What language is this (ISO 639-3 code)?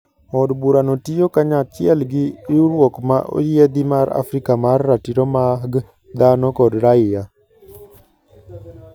luo